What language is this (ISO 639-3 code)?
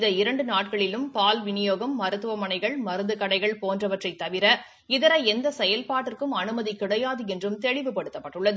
tam